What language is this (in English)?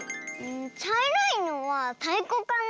Japanese